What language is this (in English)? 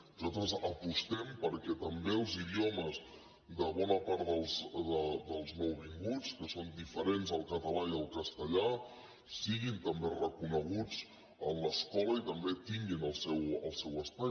Catalan